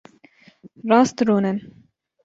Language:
Kurdish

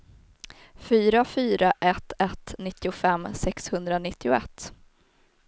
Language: Swedish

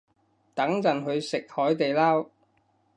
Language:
Cantonese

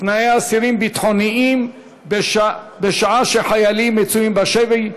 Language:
Hebrew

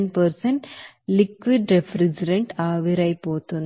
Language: Telugu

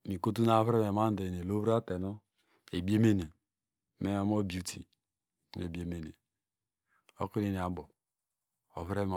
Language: Degema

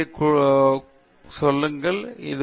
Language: Tamil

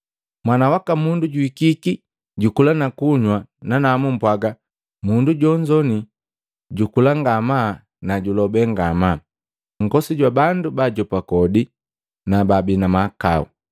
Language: Matengo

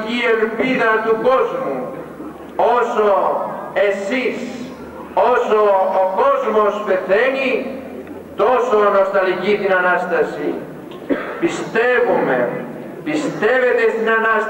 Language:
Greek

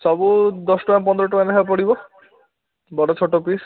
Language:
Odia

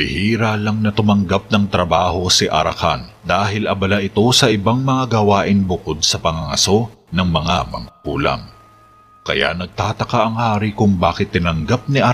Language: Filipino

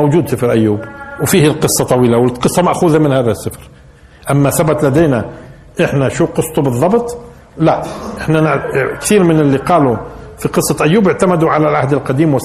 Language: Arabic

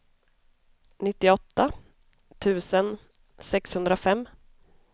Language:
Swedish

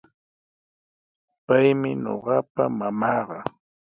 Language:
Sihuas Ancash Quechua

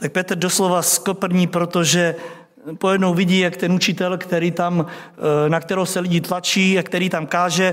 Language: Czech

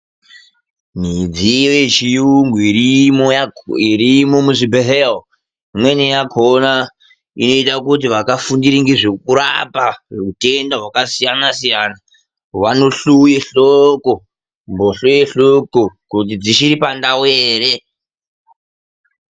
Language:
Ndau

